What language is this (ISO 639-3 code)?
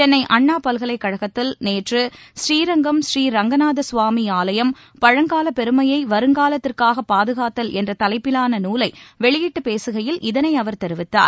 tam